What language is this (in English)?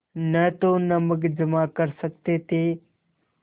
Hindi